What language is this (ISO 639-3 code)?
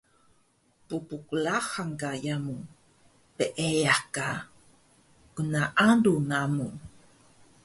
trv